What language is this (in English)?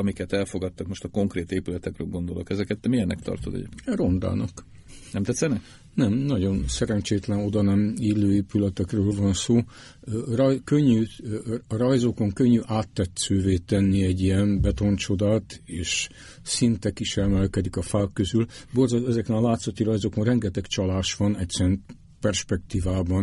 Hungarian